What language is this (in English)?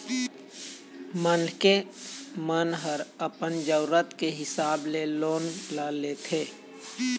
Chhattisgarhi